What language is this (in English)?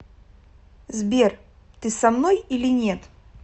Russian